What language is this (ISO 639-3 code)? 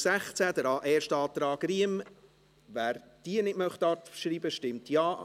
gsw